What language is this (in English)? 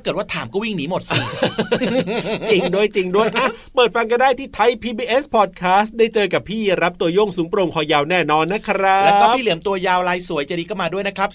Thai